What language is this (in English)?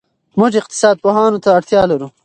Pashto